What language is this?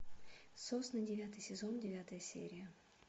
Russian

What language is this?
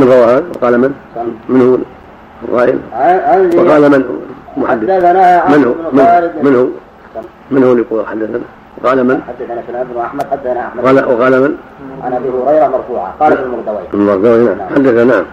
Arabic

